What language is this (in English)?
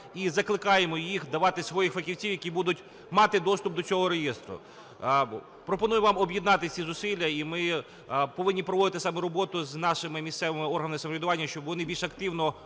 Ukrainian